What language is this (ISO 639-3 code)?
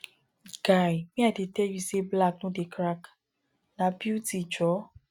pcm